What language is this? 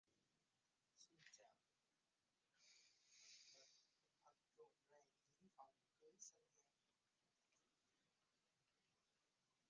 Vietnamese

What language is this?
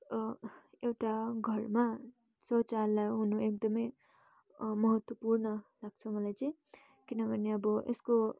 Nepali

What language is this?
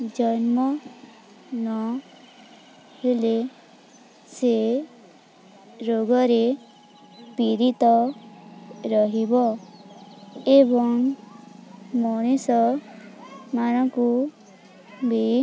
Odia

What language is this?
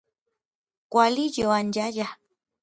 Orizaba Nahuatl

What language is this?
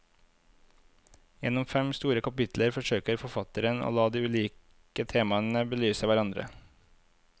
Norwegian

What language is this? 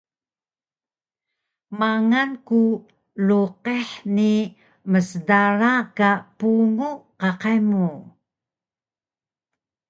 Taroko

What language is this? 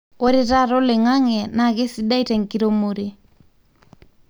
Masai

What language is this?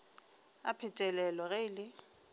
Northern Sotho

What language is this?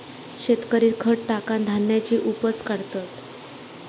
Marathi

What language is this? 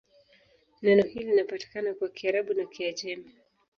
Swahili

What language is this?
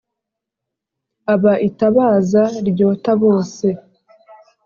Kinyarwanda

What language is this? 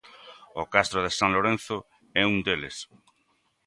Galician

